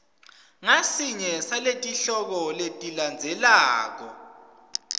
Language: Swati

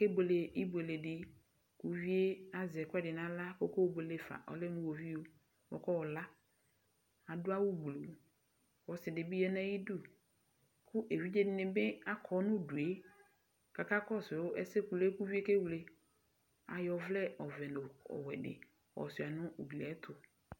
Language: Ikposo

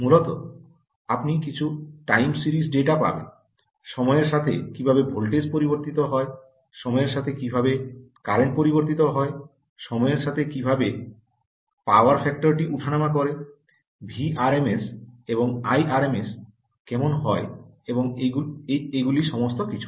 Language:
Bangla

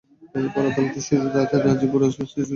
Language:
Bangla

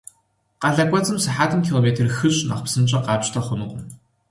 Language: Kabardian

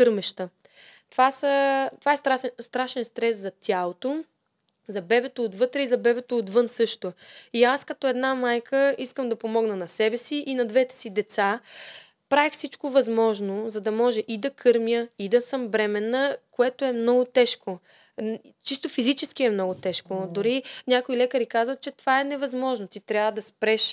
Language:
Bulgarian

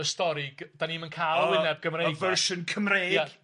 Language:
Welsh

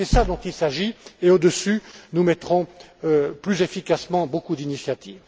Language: French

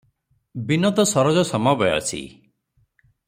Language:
Odia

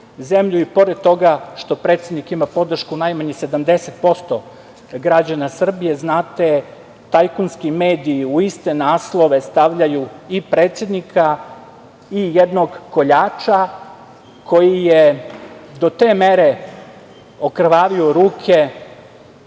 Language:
Serbian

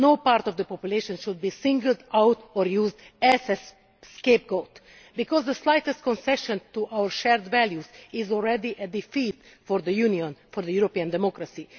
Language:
English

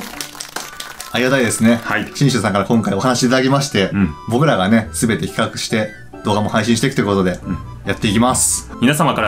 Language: Japanese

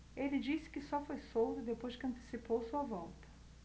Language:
Portuguese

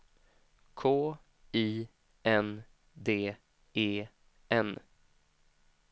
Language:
Swedish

